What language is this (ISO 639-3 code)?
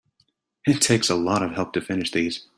eng